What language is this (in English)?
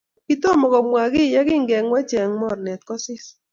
Kalenjin